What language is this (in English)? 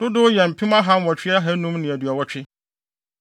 Akan